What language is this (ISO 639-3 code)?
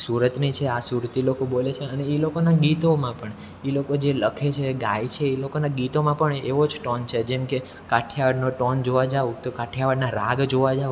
guj